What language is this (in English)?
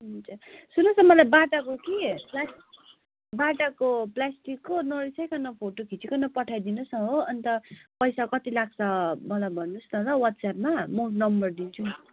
Nepali